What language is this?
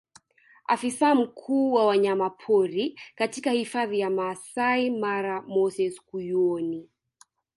Swahili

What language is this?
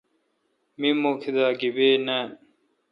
Kalkoti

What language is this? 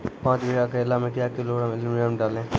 Maithili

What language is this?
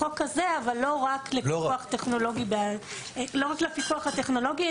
Hebrew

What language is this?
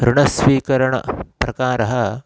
Sanskrit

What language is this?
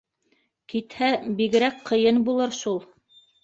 Bashkir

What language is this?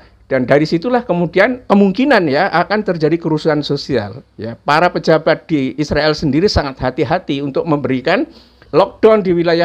Indonesian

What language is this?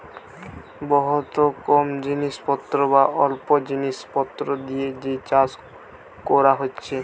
Bangla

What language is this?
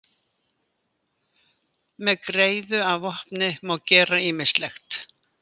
Icelandic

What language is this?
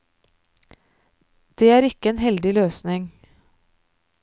Norwegian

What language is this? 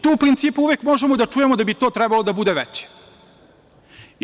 Serbian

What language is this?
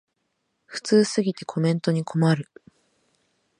Japanese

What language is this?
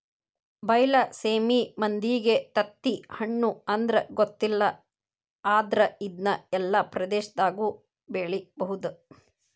Kannada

